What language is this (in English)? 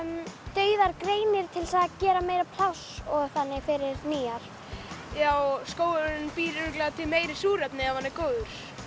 Icelandic